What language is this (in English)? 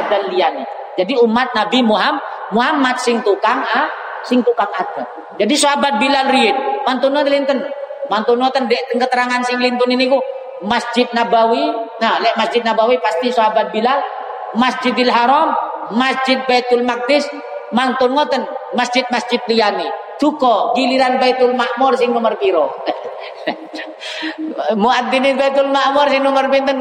Indonesian